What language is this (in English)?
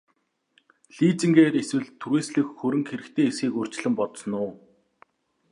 Mongolian